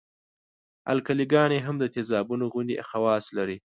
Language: Pashto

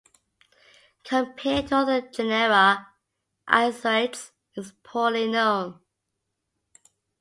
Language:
English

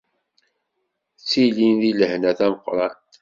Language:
Kabyle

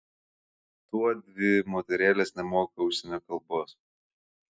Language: Lithuanian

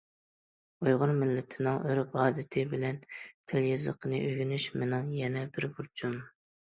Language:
Uyghur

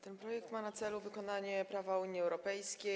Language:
Polish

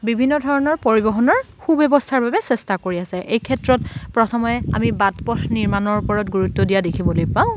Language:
Assamese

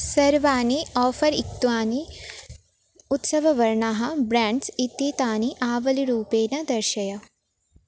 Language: Sanskrit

